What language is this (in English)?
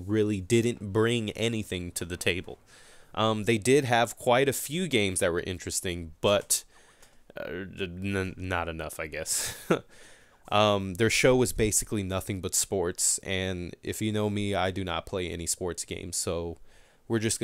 English